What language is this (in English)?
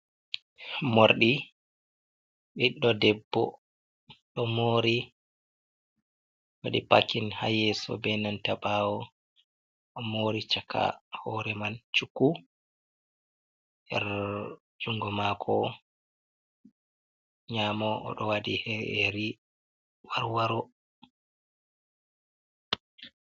Fula